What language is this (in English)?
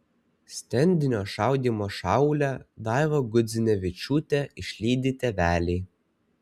Lithuanian